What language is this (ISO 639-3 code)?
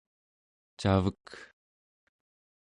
esu